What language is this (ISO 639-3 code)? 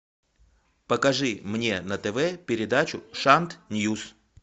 rus